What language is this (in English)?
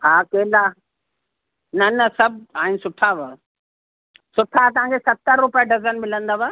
Sindhi